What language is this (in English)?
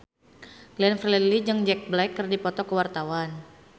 Sundanese